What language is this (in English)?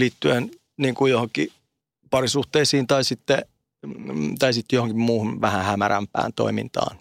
Finnish